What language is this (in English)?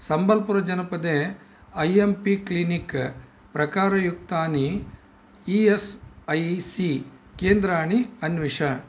Sanskrit